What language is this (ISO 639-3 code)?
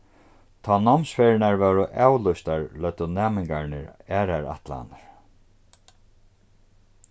fao